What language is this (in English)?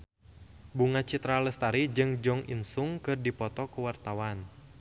Sundanese